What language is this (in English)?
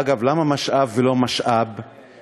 Hebrew